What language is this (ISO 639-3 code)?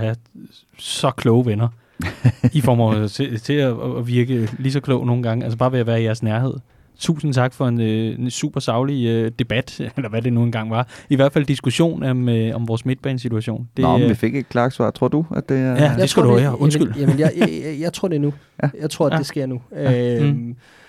dan